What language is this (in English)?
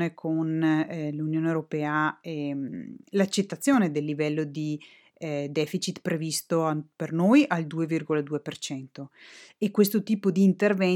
Italian